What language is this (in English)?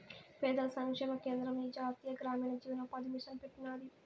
Telugu